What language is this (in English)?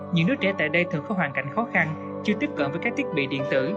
Vietnamese